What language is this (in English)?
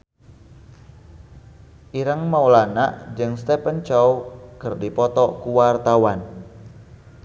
Sundanese